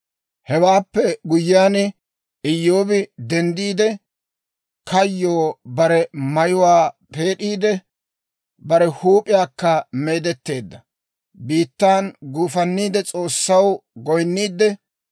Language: Dawro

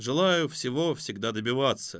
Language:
Russian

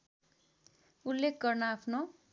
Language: Nepali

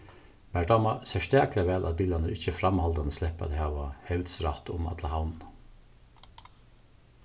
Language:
Faroese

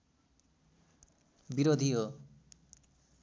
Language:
Nepali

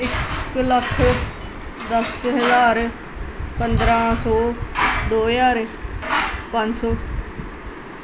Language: Punjabi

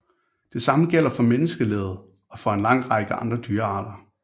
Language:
Danish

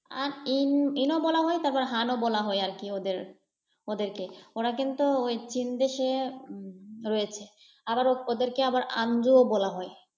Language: Bangla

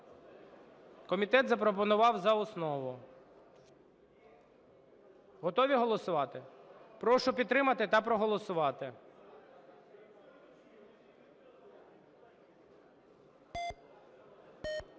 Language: Ukrainian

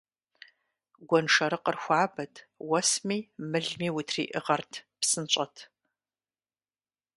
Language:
Kabardian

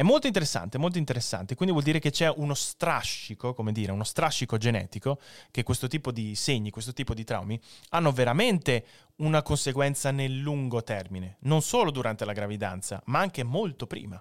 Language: Italian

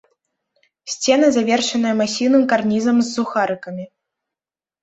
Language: Belarusian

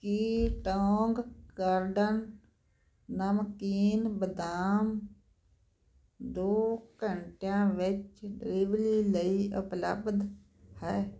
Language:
Punjabi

